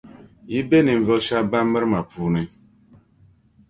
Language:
Dagbani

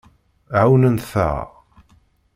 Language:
Kabyle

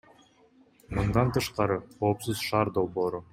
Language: Kyrgyz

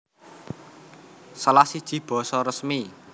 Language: Javanese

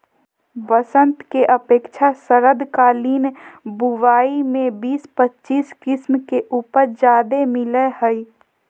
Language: Magahi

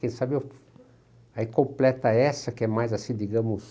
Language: Portuguese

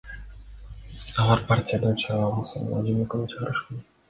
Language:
Kyrgyz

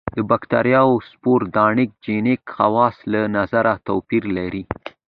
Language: Pashto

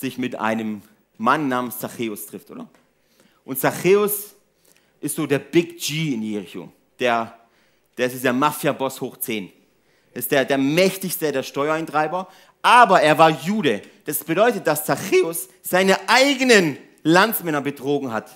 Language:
German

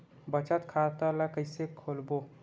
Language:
Chhattisgarhi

